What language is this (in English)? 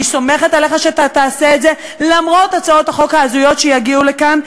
Hebrew